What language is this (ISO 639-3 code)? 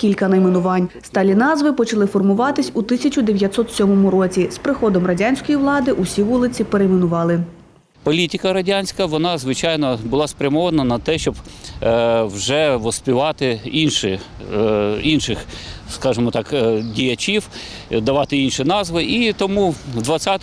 ukr